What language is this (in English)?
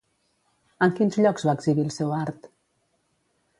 Catalan